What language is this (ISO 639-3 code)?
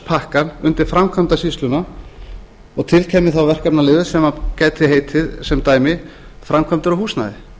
isl